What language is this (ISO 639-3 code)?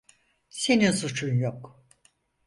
tur